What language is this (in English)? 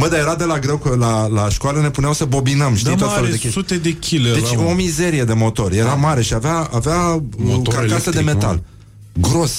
Romanian